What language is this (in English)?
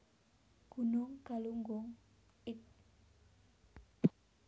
Javanese